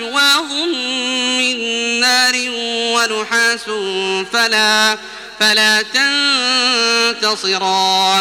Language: Arabic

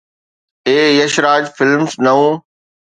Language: Sindhi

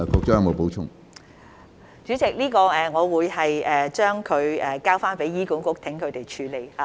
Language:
Cantonese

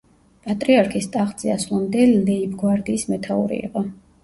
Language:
Georgian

